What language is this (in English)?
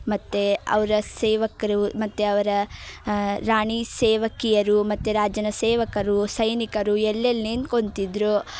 Kannada